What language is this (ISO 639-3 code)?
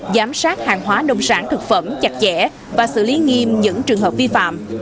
vie